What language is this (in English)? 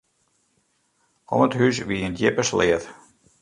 Western Frisian